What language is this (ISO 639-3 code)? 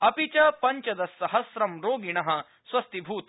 san